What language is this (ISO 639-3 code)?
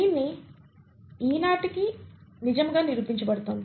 tel